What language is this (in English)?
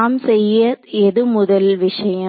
Tamil